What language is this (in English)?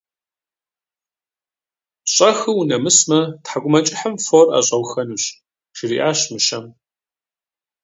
Kabardian